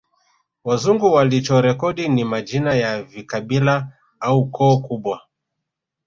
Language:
Swahili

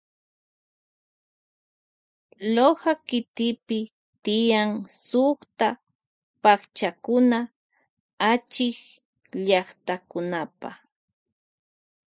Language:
Loja Highland Quichua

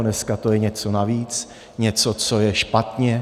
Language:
Czech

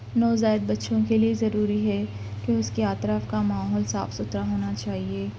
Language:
Urdu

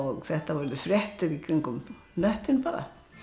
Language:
Icelandic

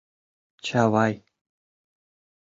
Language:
Mari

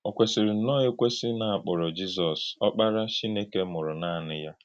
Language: Igbo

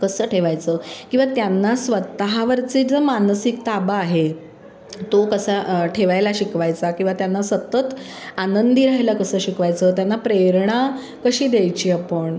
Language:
Marathi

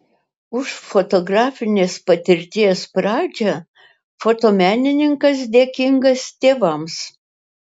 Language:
Lithuanian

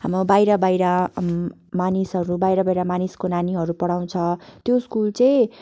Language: Nepali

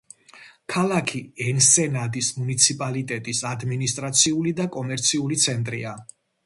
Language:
Georgian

